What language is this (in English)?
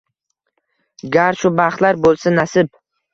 Uzbek